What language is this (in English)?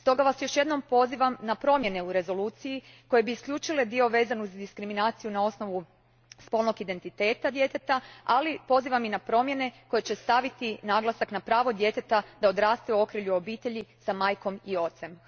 Croatian